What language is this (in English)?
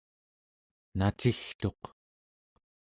Central Yupik